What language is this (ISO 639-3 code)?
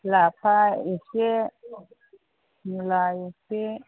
brx